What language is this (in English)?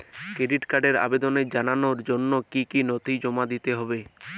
Bangla